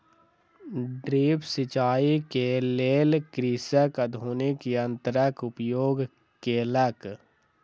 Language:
Maithili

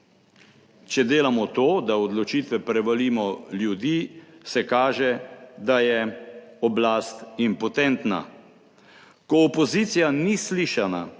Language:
Slovenian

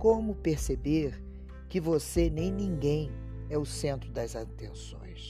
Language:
Portuguese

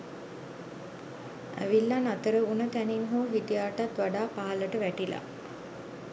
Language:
Sinhala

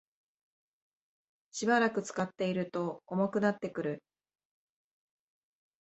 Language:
Japanese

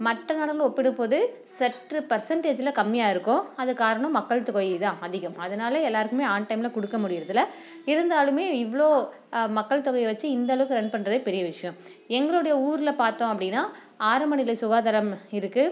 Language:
Tamil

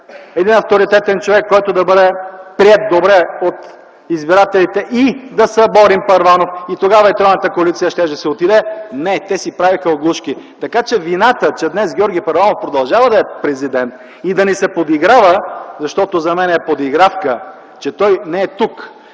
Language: Bulgarian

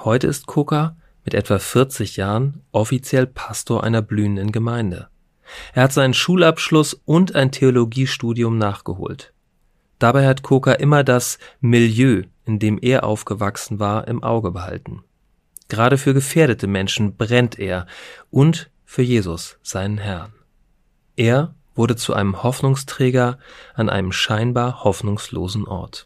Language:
German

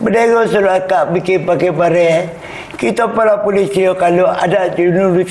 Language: Malay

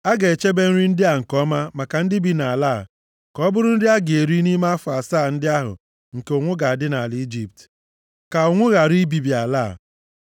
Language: Igbo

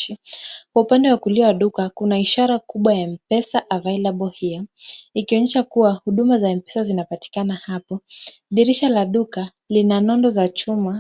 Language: Swahili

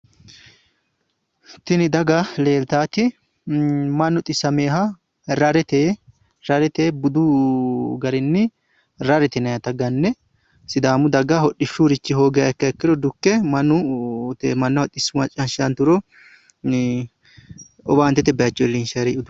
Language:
Sidamo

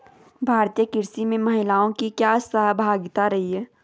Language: Hindi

